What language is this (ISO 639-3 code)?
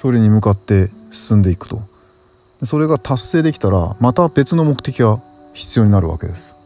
jpn